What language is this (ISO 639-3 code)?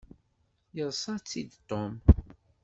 kab